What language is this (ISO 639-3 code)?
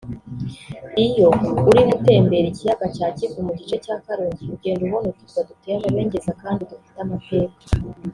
kin